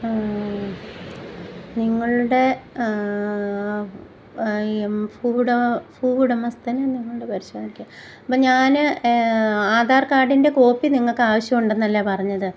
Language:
Malayalam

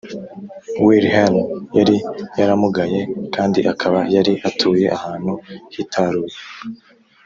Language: Kinyarwanda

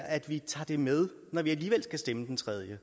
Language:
Danish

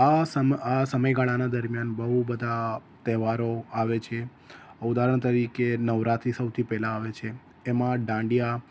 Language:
Gujarati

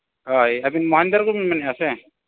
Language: Santali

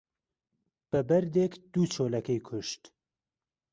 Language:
Central Kurdish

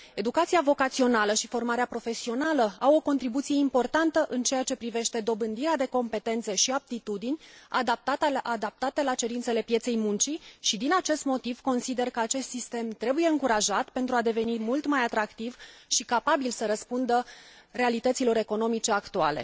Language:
Romanian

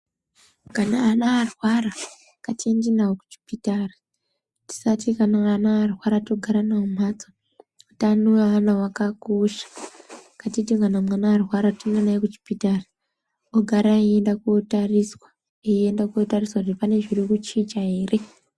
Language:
Ndau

